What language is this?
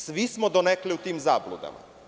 Serbian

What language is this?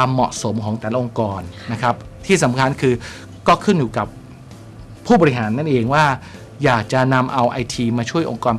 Thai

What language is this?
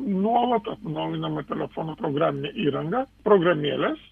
Lithuanian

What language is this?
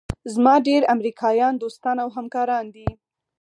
Pashto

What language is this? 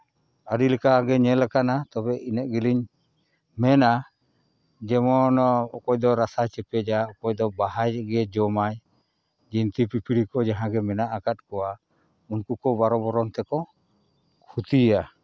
Santali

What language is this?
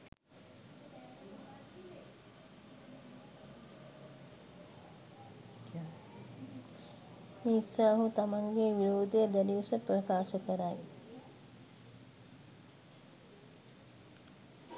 Sinhala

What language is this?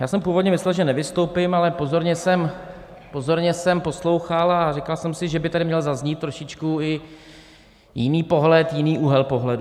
Czech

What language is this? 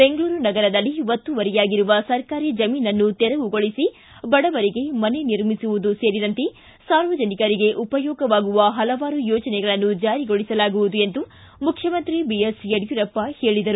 Kannada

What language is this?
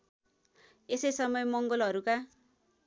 Nepali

